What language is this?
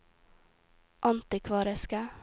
Norwegian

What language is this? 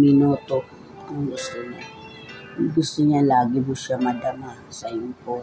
Filipino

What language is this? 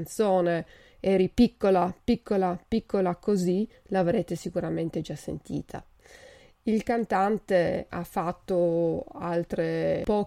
Italian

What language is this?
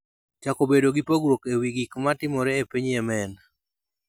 Luo (Kenya and Tanzania)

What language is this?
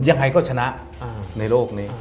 Thai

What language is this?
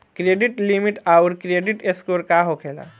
Bhojpuri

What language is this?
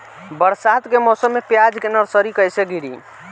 Bhojpuri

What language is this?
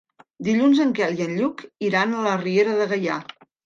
Catalan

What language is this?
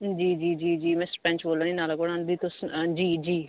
Dogri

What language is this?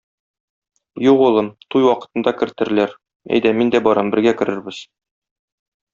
Tatar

